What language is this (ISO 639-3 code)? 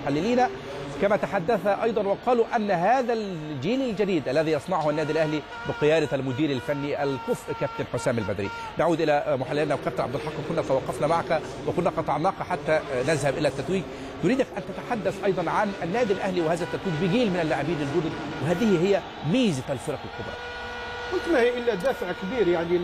ara